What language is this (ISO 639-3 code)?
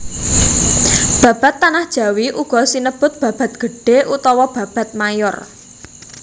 jav